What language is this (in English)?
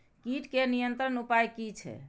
Maithili